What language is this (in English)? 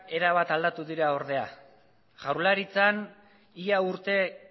Basque